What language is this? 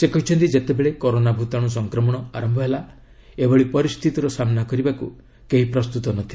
Odia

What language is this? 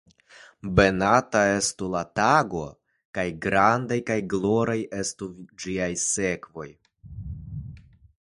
Esperanto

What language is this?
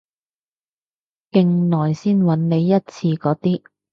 Cantonese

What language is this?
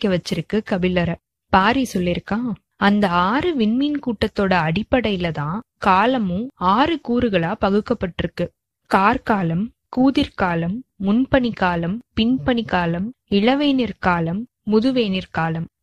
Tamil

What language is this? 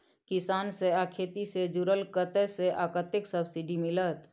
Maithili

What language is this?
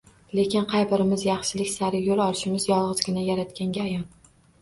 Uzbek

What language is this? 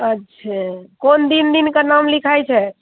Maithili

